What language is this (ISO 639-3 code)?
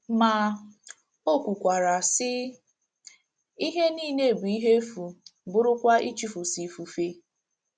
ibo